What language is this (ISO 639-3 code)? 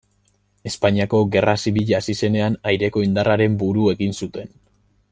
eus